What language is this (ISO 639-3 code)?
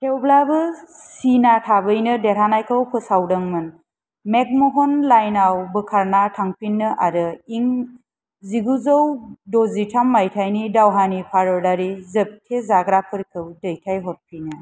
brx